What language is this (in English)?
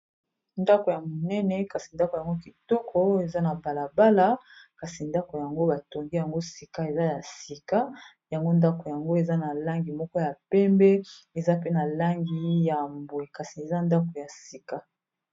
Lingala